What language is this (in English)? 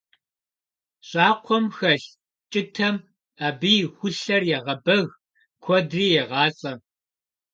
Kabardian